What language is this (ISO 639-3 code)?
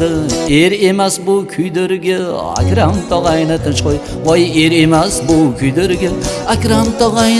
uzb